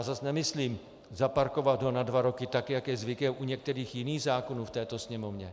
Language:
Czech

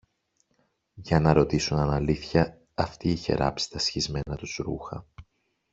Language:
Greek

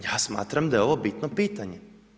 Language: Croatian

